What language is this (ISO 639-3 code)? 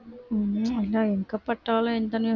tam